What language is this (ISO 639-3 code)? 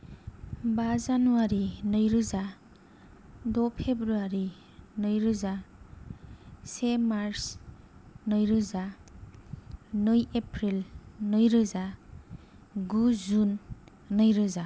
brx